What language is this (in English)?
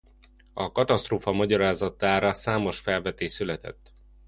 Hungarian